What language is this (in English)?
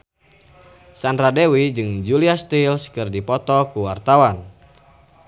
Sundanese